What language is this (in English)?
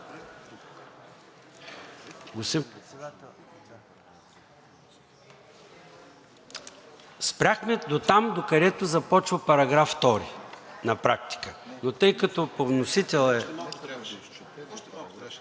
Bulgarian